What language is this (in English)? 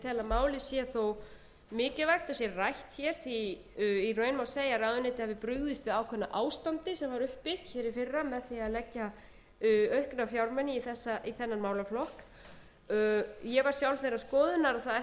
Icelandic